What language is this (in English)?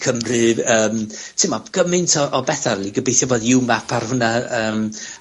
Welsh